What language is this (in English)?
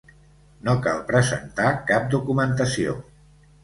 Catalan